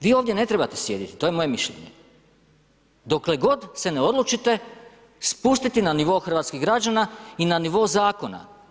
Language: Croatian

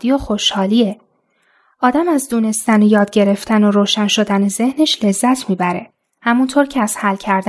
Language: Persian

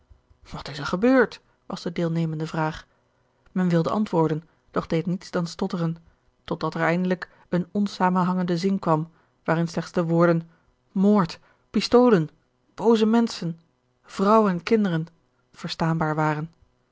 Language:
Dutch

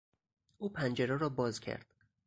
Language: Persian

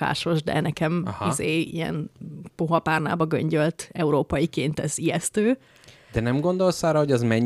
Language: Hungarian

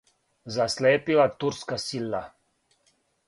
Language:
Serbian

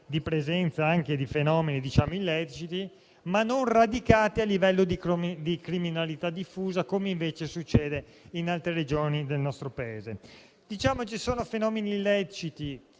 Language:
Italian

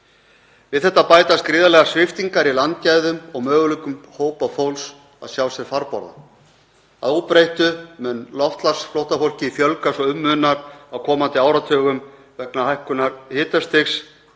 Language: Icelandic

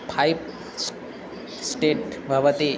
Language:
Sanskrit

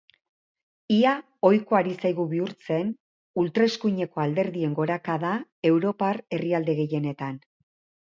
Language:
Basque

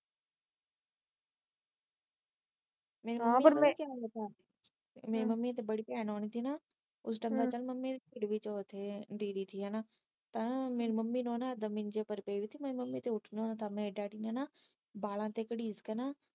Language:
Punjabi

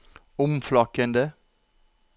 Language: Norwegian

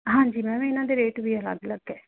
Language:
Punjabi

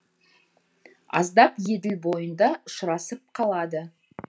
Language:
Kazakh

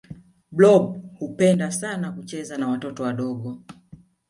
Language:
Swahili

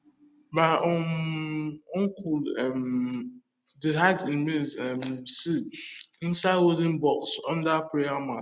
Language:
Nigerian Pidgin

